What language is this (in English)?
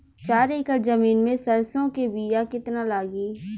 Bhojpuri